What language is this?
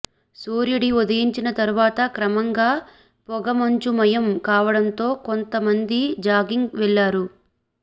Telugu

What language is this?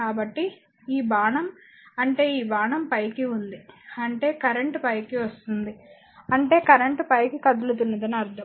Telugu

